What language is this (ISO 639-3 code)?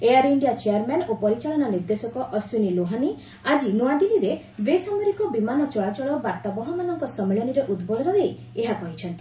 ori